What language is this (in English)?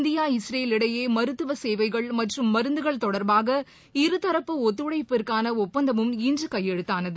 Tamil